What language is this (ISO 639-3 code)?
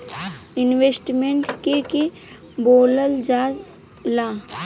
bho